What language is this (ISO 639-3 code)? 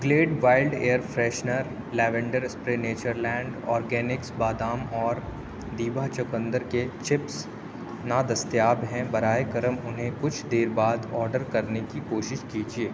urd